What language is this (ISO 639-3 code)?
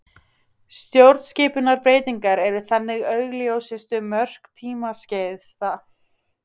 isl